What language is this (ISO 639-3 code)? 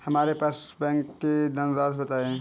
hin